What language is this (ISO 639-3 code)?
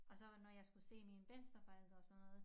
dan